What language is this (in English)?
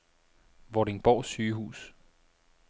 Danish